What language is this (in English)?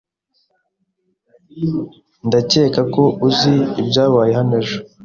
Kinyarwanda